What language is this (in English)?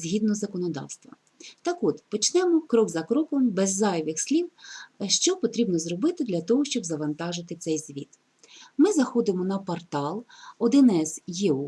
Ukrainian